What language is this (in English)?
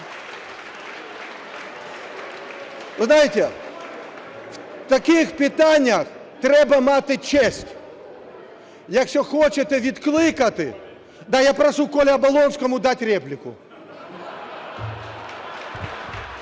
Ukrainian